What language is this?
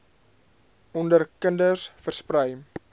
Afrikaans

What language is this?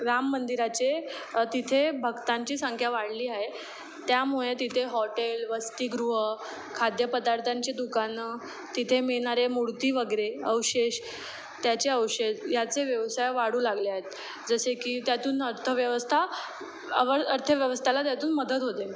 Marathi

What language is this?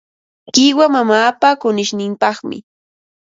Ambo-Pasco Quechua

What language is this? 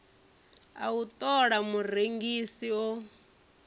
Venda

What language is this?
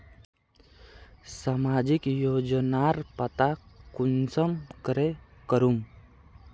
Magahi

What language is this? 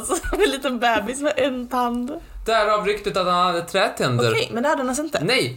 Swedish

